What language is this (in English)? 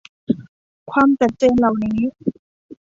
Thai